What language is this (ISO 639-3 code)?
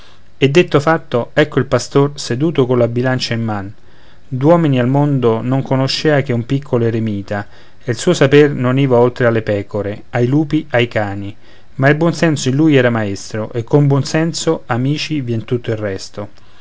ita